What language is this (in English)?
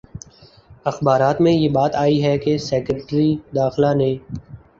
Urdu